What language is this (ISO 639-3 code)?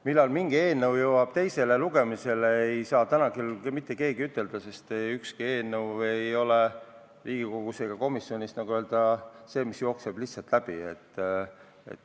est